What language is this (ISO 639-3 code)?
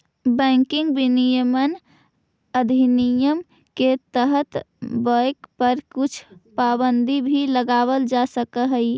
mag